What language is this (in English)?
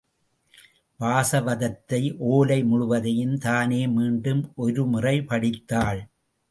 Tamil